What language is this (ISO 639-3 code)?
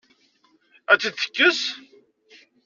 kab